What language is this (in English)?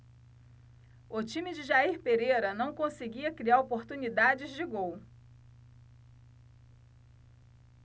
Portuguese